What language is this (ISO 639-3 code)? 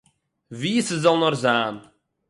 yid